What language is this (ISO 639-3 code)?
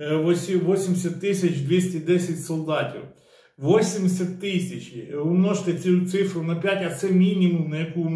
ukr